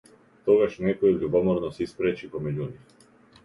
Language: Macedonian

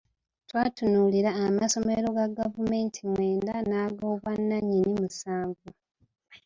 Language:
Ganda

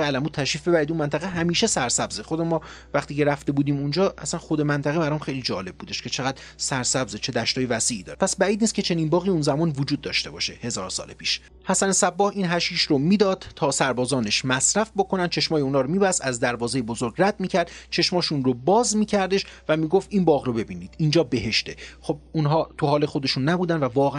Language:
Persian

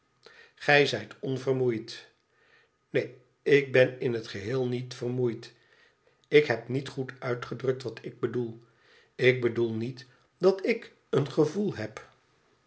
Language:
Dutch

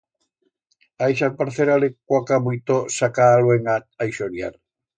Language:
Aragonese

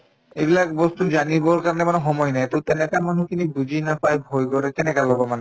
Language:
Assamese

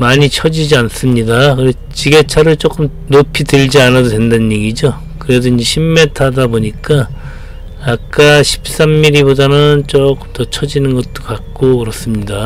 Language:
Korean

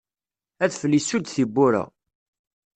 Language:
Kabyle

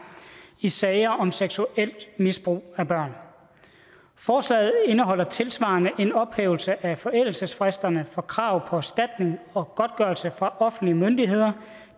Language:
Danish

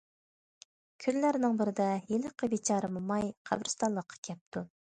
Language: Uyghur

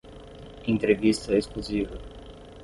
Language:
Portuguese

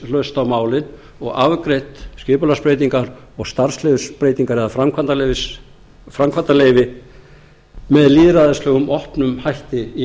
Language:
Icelandic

